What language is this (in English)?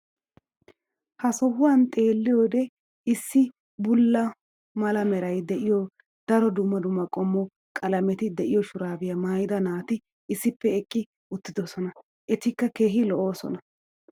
Wolaytta